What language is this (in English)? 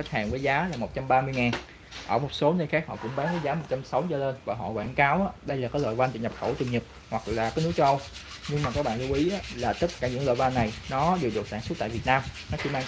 Vietnamese